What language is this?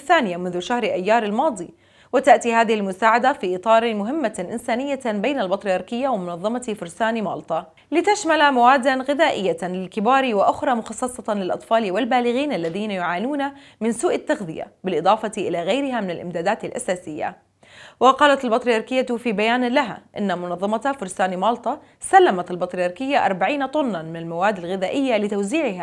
Arabic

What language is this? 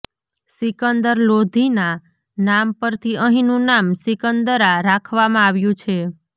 Gujarati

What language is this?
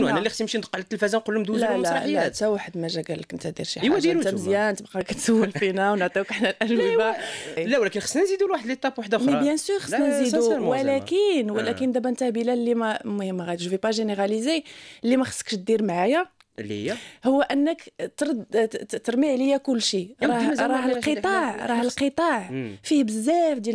Arabic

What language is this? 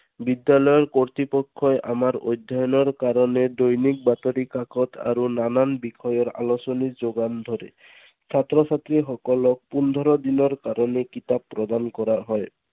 Assamese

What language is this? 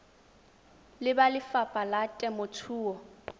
Tswana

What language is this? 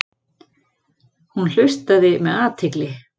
Icelandic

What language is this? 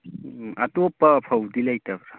Manipuri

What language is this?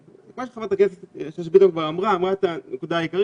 Hebrew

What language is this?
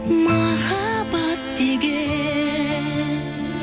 Kazakh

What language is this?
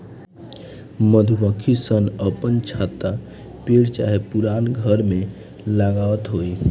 Bhojpuri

